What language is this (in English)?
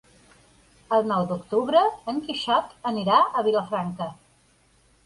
Catalan